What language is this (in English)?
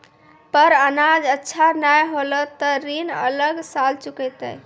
Maithili